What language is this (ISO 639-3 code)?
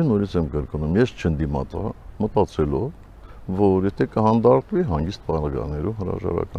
tur